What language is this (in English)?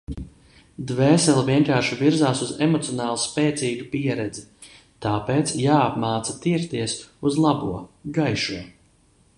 Latvian